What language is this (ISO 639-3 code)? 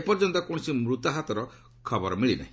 ori